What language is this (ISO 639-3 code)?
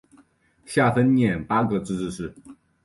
zho